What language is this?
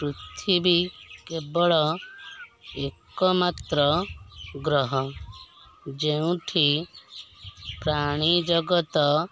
Odia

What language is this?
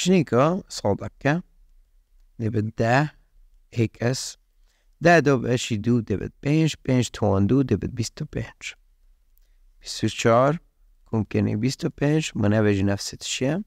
Persian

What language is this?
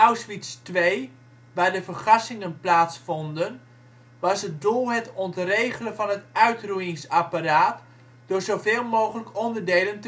Dutch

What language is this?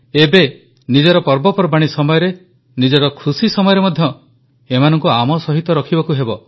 Odia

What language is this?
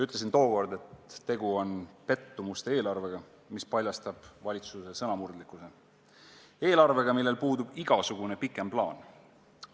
Estonian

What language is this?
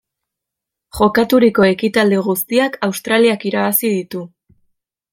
Basque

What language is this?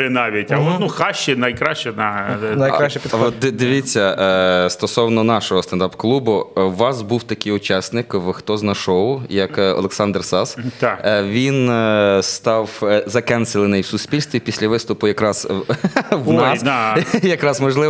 Ukrainian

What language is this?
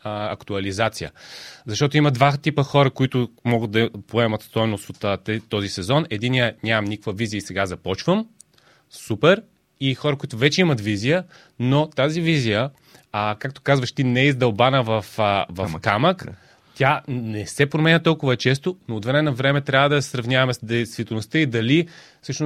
Bulgarian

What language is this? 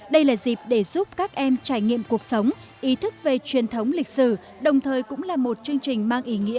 Vietnamese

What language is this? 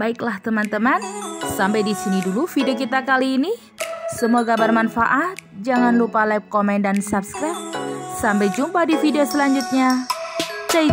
Indonesian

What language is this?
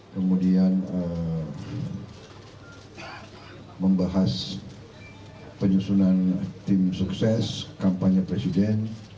Indonesian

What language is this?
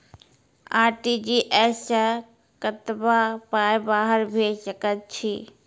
Maithili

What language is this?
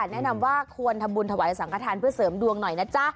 Thai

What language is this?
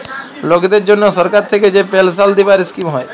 Bangla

